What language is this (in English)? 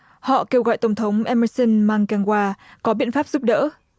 Vietnamese